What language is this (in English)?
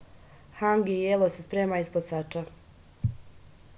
Serbian